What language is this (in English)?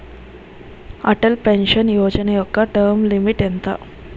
Telugu